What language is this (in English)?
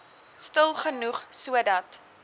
Afrikaans